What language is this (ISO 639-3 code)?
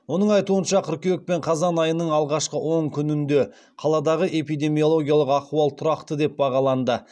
kaz